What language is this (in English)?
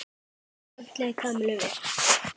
Icelandic